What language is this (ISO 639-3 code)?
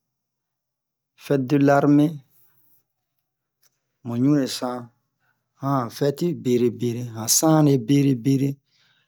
bmq